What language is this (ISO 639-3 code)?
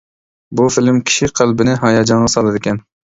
uig